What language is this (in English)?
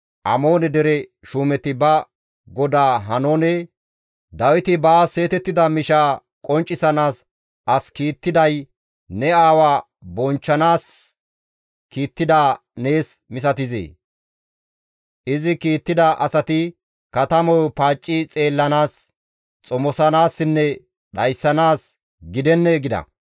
Gamo